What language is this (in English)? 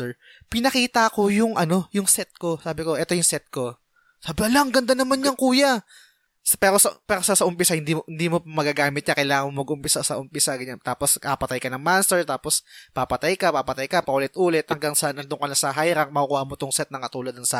Filipino